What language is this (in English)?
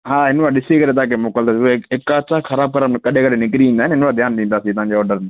Sindhi